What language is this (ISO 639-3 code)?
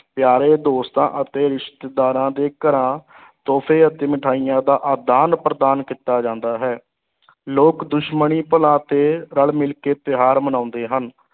pan